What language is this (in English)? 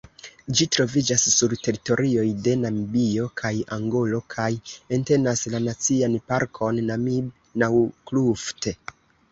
Esperanto